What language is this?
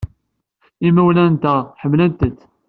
Kabyle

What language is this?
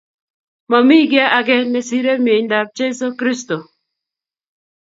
Kalenjin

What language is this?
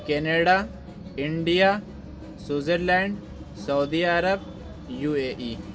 Urdu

